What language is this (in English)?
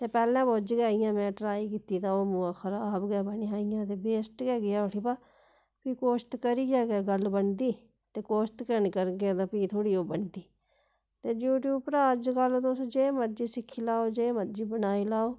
Dogri